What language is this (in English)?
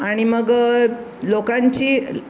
Marathi